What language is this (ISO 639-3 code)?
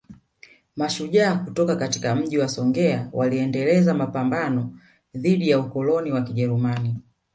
swa